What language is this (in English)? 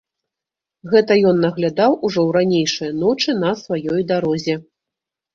Belarusian